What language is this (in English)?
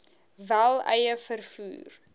Afrikaans